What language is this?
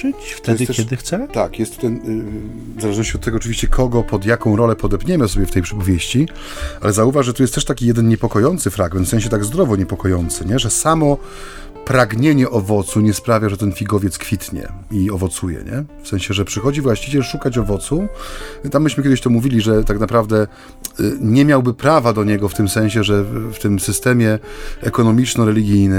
Polish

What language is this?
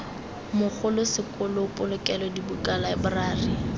Tswana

